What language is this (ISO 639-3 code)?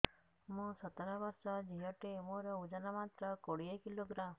ori